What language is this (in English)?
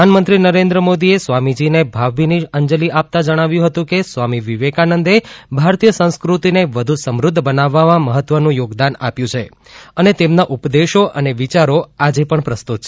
Gujarati